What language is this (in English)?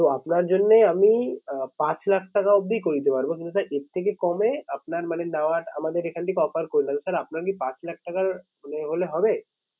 Bangla